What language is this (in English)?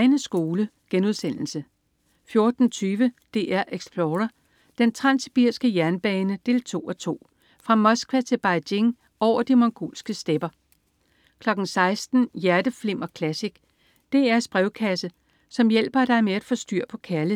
Danish